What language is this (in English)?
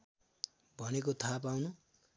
Nepali